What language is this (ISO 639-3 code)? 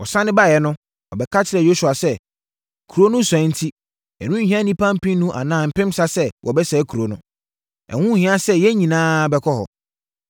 aka